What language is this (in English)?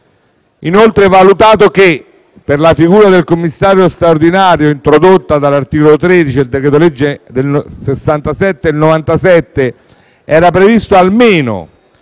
Italian